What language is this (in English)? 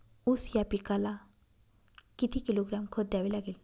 Marathi